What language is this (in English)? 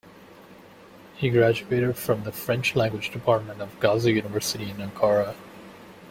English